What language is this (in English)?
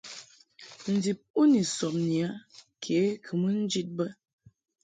Mungaka